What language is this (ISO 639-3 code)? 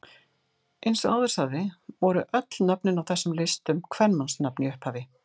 isl